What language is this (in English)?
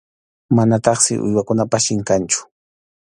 Arequipa-La Unión Quechua